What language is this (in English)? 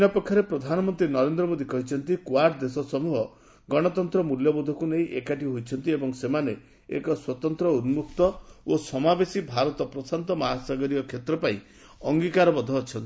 Odia